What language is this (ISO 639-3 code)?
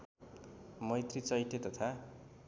nep